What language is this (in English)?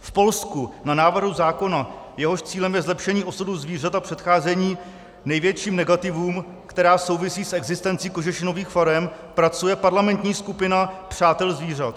Czech